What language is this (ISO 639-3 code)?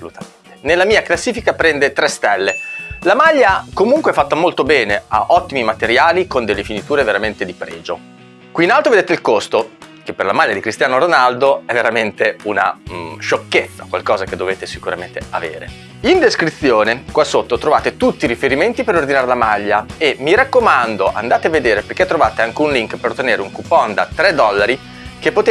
ita